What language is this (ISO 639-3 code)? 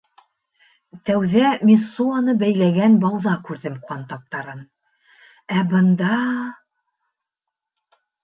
bak